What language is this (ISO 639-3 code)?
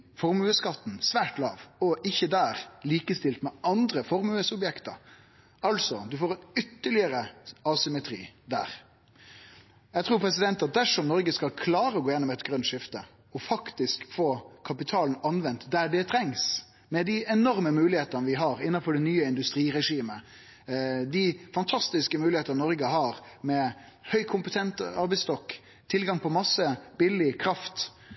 nno